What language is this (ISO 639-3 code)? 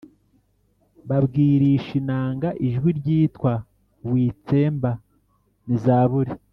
kin